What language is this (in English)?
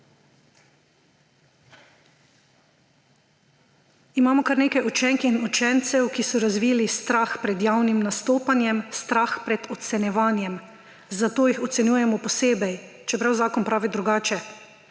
Slovenian